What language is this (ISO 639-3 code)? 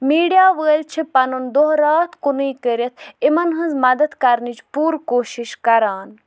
kas